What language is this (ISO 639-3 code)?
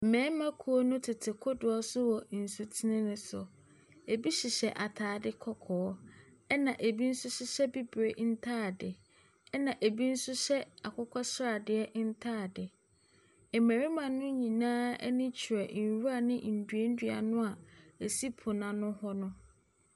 aka